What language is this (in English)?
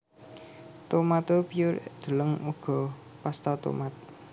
Javanese